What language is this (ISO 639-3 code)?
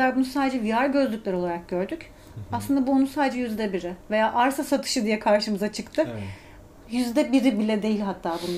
tur